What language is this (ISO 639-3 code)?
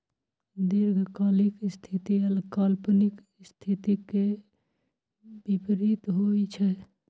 mai